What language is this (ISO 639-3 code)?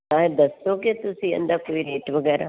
pan